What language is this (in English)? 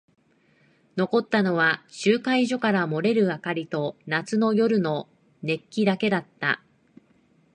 Japanese